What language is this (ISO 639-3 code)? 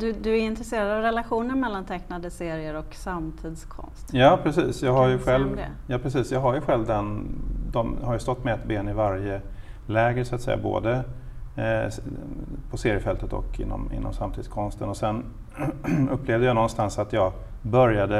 swe